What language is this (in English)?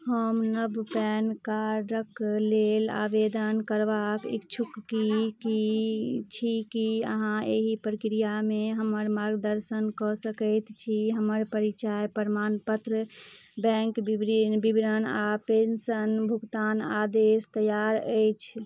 Maithili